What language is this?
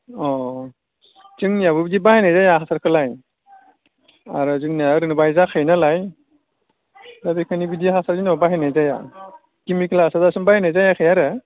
Bodo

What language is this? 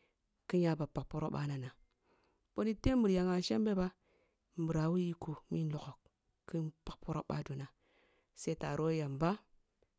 Kulung (Nigeria)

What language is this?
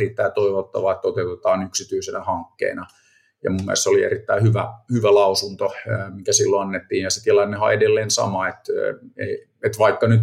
Finnish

